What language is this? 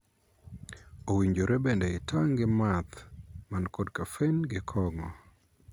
Luo (Kenya and Tanzania)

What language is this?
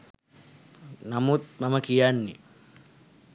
Sinhala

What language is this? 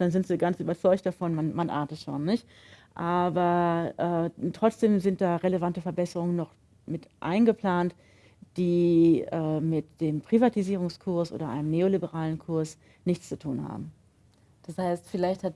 German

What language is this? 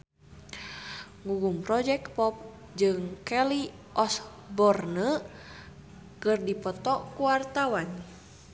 Sundanese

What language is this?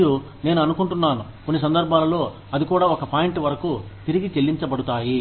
Telugu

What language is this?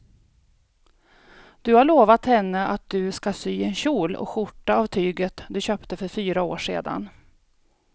Swedish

